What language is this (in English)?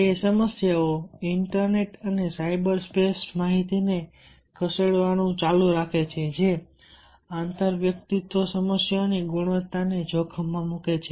Gujarati